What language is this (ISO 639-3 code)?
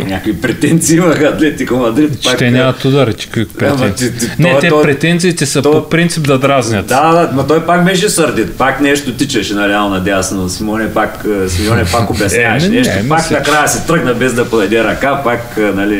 bul